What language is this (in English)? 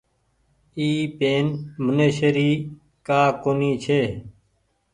Goaria